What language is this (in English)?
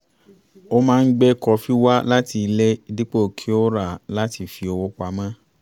Yoruba